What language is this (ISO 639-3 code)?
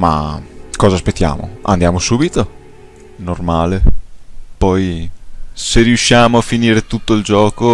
ita